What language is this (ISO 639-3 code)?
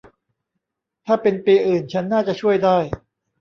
tha